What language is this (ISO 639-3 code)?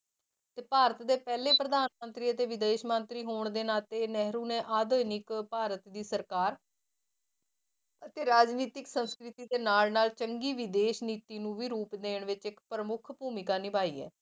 pan